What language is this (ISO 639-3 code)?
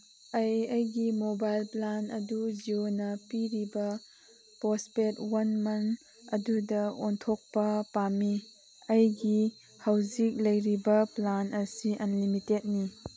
mni